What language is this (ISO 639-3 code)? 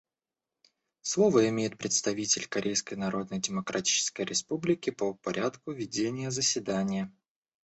rus